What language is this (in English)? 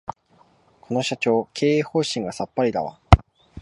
Japanese